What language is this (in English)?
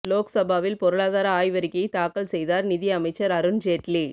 Tamil